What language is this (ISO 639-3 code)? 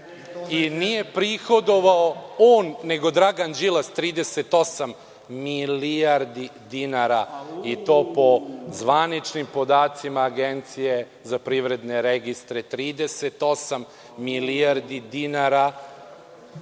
srp